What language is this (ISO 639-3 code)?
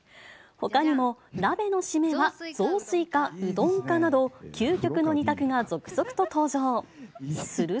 jpn